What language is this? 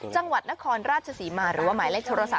Thai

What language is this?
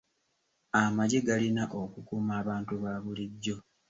Ganda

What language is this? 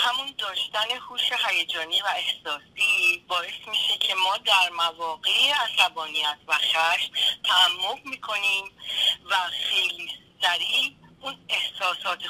Persian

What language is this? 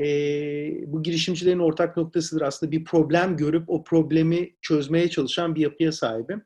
Turkish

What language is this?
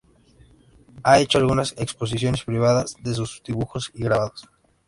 Spanish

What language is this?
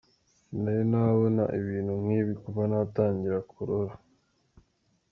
Kinyarwanda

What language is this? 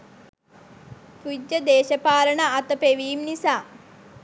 Sinhala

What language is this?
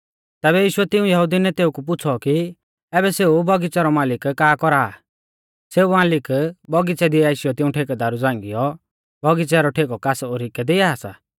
Mahasu Pahari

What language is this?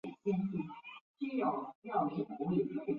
Chinese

